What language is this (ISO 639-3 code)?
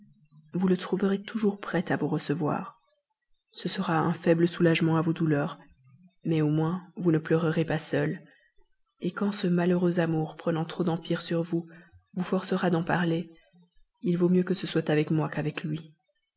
fra